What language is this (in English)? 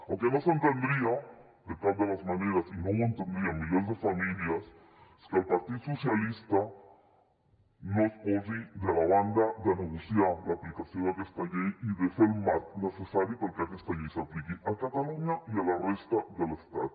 Catalan